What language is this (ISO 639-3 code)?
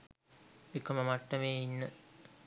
sin